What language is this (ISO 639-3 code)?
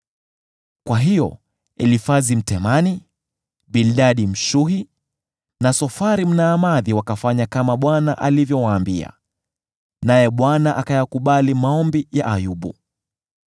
swa